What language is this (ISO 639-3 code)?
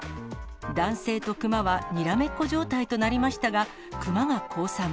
jpn